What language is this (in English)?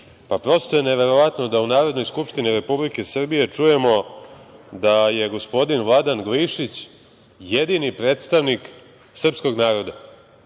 Serbian